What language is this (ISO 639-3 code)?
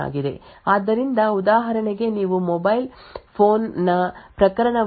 kan